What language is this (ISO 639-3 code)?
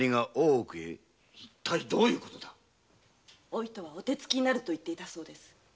jpn